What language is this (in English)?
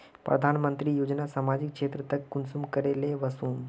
Magahi